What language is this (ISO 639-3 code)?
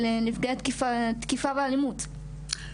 heb